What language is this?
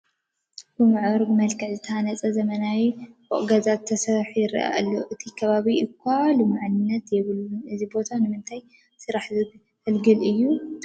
Tigrinya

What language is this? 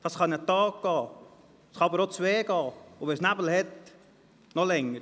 Swiss German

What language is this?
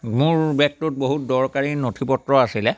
Assamese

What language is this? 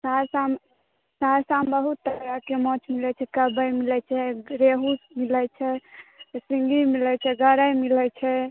Maithili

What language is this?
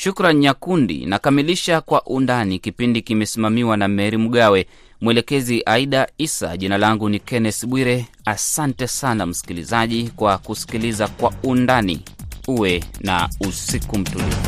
Swahili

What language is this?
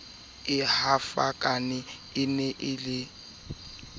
Southern Sotho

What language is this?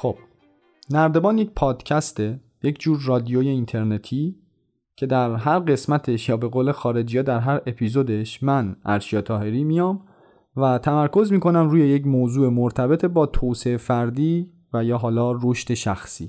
Persian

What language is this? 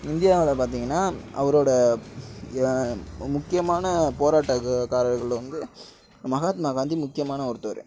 Tamil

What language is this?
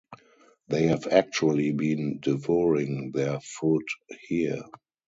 English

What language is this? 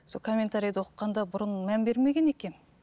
Kazakh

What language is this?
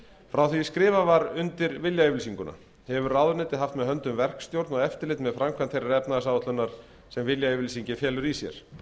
Icelandic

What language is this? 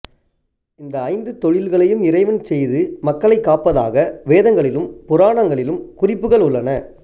Tamil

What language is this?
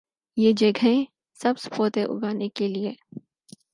Urdu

